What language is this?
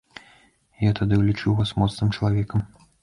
Belarusian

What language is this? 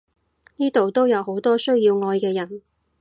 Cantonese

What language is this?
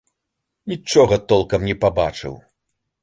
Belarusian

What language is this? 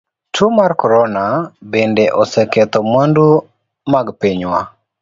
Luo (Kenya and Tanzania)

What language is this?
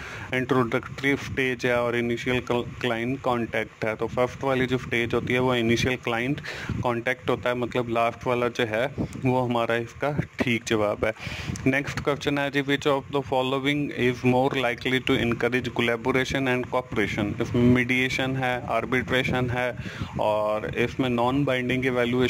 Dutch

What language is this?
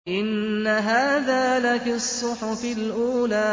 Arabic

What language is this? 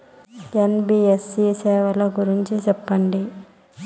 Telugu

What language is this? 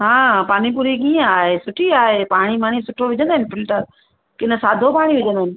Sindhi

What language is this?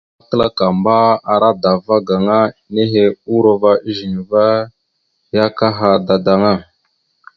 Mada (Cameroon)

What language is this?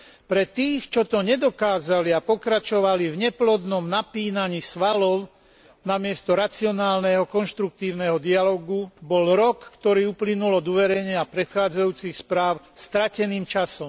Slovak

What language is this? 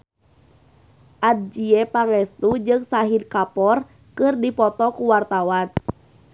Sundanese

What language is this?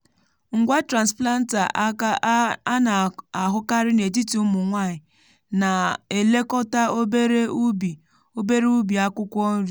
Igbo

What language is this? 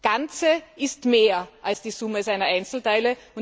German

